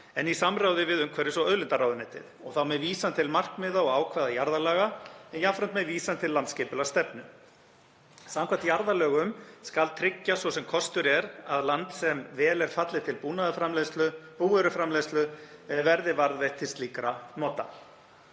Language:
Icelandic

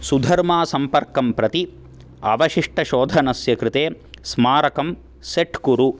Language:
Sanskrit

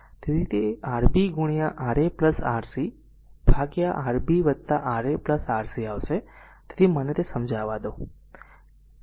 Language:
Gujarati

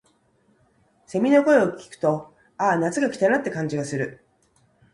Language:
Japanese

